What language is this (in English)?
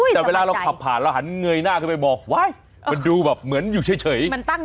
Thai